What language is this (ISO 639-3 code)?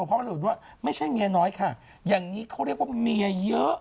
tha